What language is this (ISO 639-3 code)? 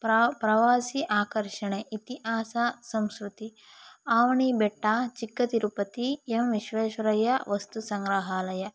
kan